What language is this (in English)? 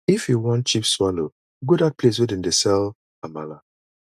Nigerian Pidgin